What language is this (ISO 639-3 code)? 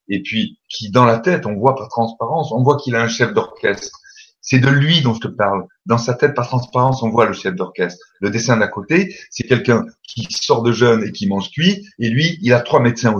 fra